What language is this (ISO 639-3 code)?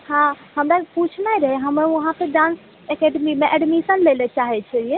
mai